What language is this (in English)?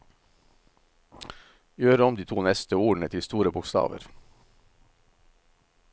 Norwegian